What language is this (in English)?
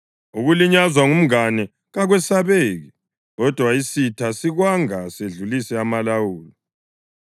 North Ndebele